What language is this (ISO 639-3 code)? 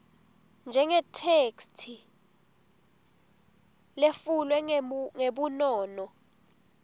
ssw